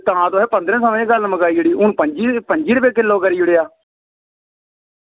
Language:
Dogri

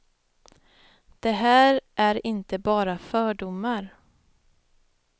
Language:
Swedish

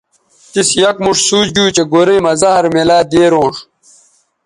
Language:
Bateri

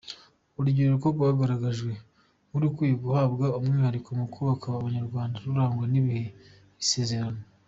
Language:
Kinyarwanda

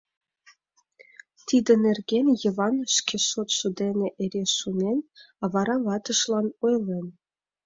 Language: Mari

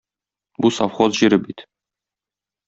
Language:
Tatar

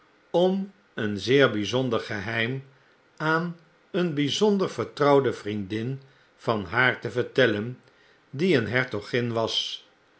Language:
Dutch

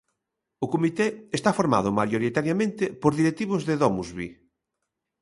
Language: Galician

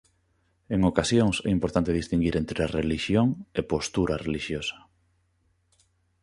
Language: Galician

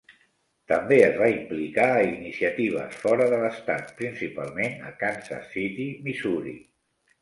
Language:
Catalan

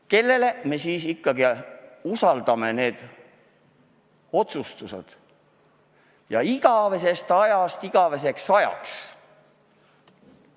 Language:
Estonian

